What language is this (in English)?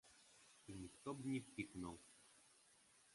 Belarusian